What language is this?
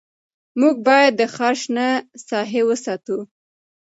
Pashto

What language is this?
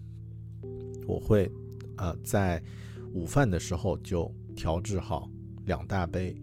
Chinese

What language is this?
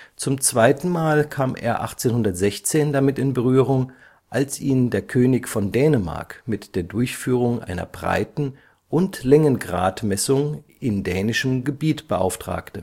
German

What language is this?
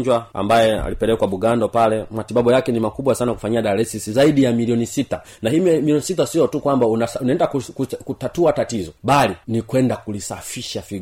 Swahili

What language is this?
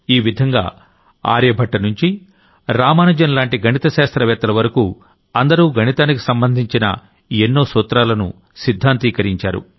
Telugu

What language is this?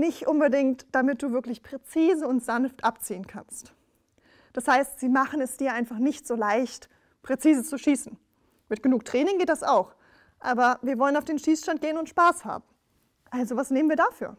German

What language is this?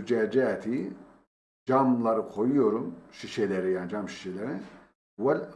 Turkish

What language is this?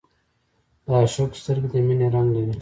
Pashto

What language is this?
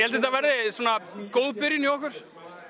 Icelandic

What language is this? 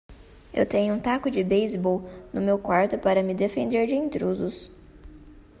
Portuguese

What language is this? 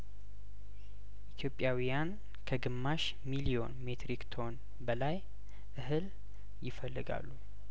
Amharic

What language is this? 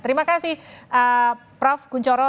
Indonesian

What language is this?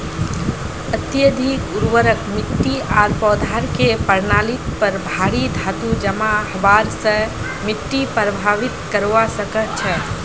Magahi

